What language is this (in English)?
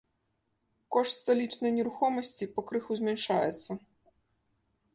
Belarusian